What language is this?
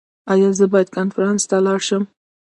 Pashto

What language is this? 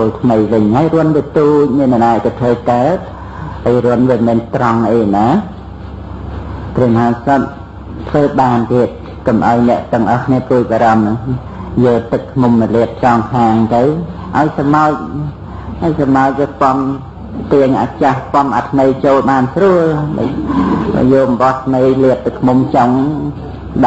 Vietnamese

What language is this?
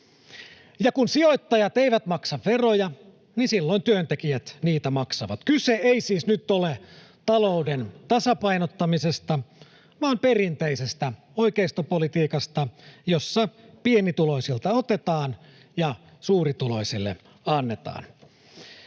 Finnish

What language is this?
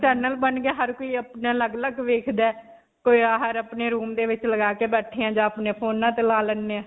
Punjabi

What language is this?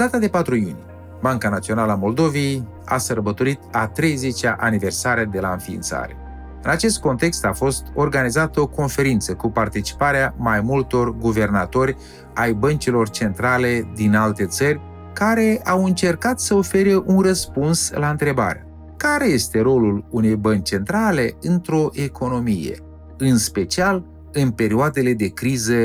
Romanian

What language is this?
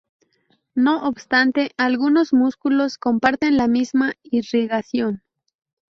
Spanish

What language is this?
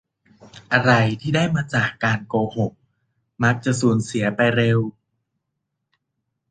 Thai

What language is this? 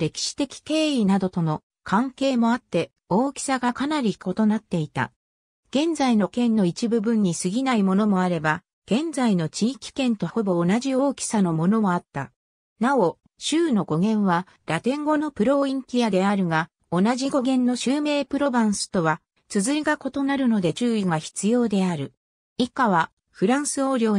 Japanese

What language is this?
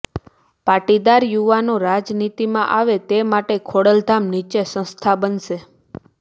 Gujarati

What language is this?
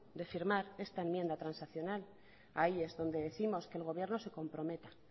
Spanish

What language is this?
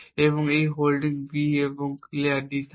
Bangla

